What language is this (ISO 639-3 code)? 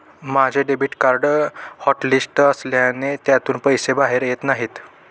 mar